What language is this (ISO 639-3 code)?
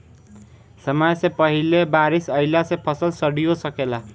bho